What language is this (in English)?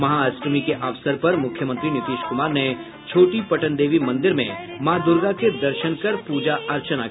Hindi